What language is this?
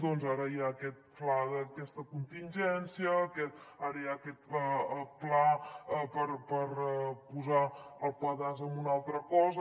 Catalan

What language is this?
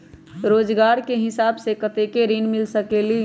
Magahi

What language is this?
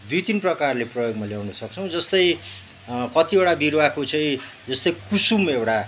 Nepali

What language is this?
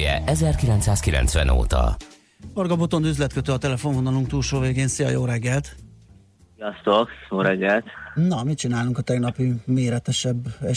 Hungarian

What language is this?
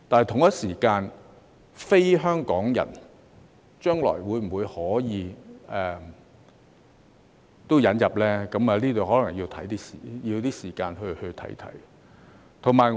Cantonese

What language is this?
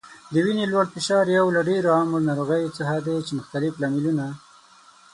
Pashto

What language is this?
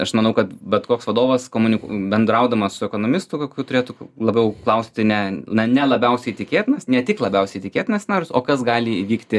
Lithuanian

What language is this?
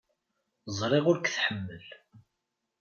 Kabyle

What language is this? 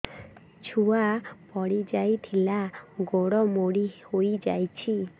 Odia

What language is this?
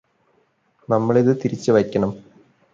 Malayalam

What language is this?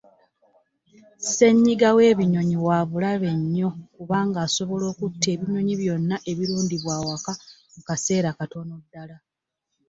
Ganda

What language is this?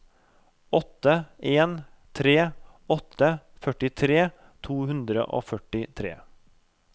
Norwegian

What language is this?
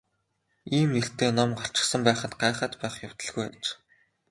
Mongolian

